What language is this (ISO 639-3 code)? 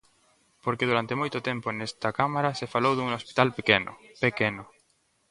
glg